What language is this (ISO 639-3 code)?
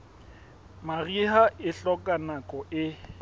sot